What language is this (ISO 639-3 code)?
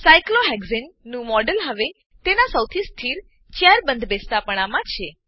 guj